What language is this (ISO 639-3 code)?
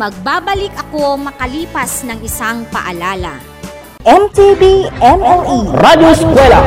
fil